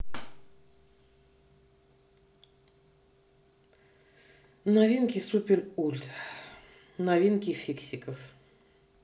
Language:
Russian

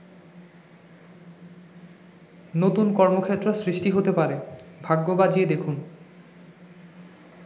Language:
Bangla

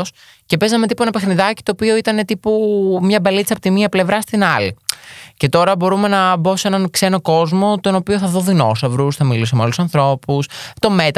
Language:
Greek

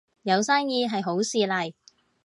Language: Cantonese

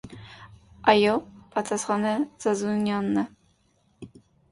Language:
Armenian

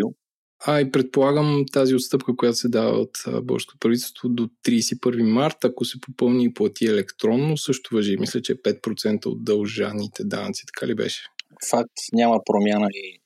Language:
Bulgarian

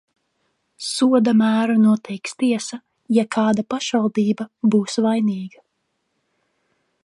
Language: Latvian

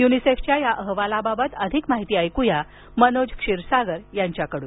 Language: Marathi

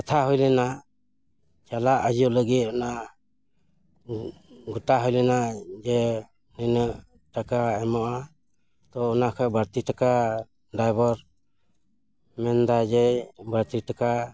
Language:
Santali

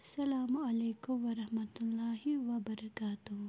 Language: Kashmiri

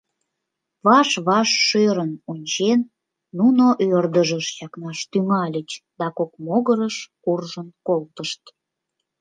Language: Mari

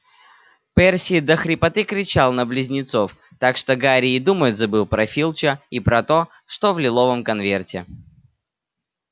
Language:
Russian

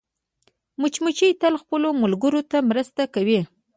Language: Pashto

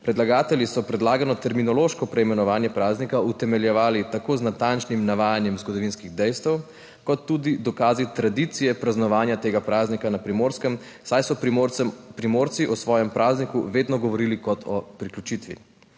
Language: Slovenian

